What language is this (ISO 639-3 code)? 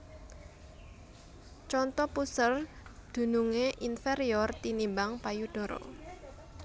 jav